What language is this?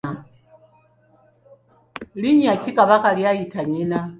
Ganda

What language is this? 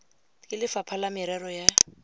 Tswana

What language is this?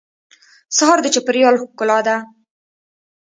Pashto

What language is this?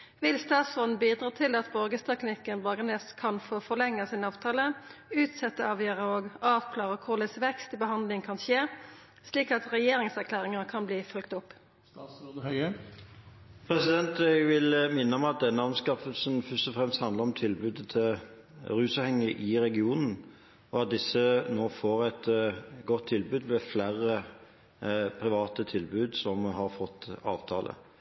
Norwegian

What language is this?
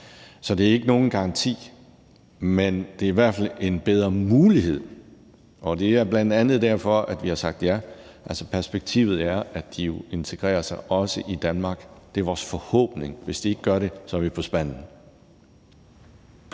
Danish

